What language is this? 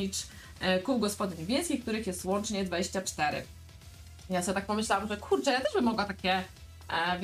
Polish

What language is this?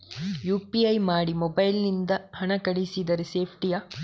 Kannada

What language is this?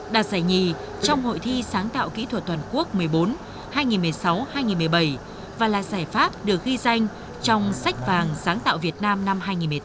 Vietnamese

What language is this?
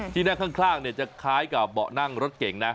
Thai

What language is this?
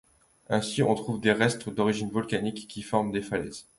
French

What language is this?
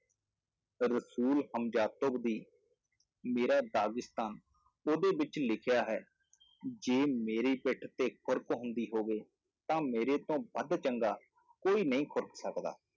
Punjabi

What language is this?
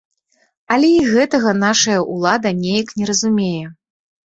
Belarusian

